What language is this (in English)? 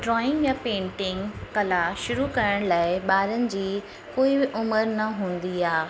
Sindhi